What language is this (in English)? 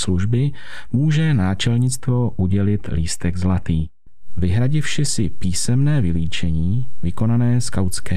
Czech